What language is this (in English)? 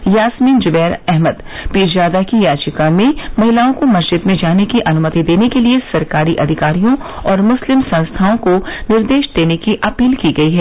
Hindi